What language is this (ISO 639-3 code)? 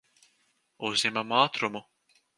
lav